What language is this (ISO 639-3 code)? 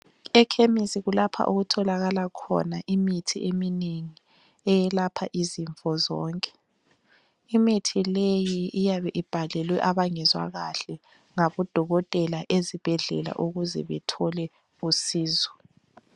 nde